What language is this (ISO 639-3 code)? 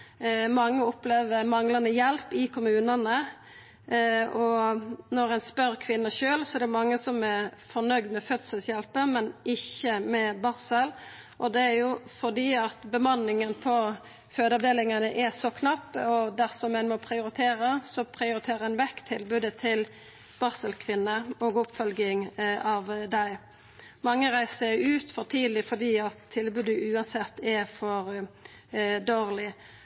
nno